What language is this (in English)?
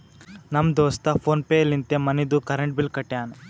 Kannada